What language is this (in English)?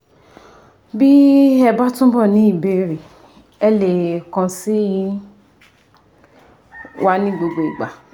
Yoruba